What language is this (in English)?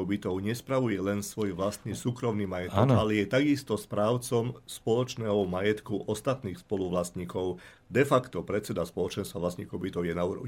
Slovak